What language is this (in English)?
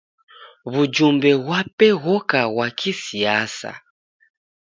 Taita